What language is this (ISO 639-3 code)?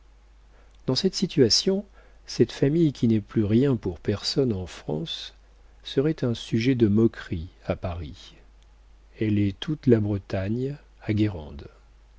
fra